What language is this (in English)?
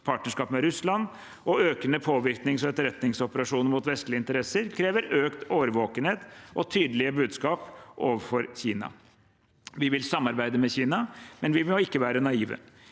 Norwegian